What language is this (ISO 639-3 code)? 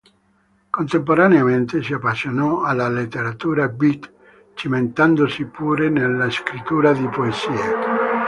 ita